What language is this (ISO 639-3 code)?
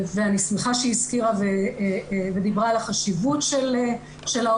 heb